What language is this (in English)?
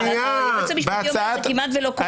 Hebrew